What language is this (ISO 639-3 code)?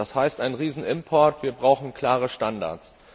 deu